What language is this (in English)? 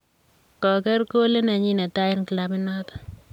Kalenjin